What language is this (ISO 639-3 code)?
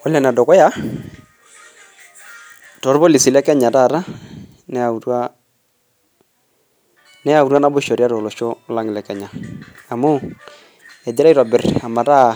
mas